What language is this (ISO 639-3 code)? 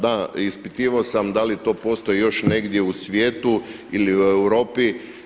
hrv